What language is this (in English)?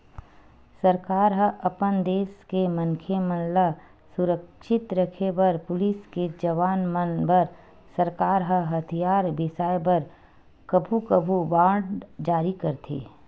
Chhattisgarhi